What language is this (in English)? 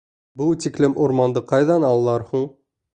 Bashkir